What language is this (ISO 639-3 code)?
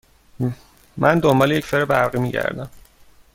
fas